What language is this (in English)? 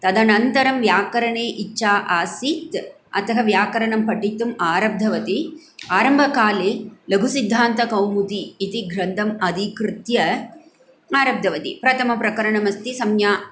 Sanskrit